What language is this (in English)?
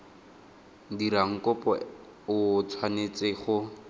Tswana